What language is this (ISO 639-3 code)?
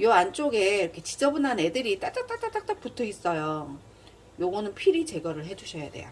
kor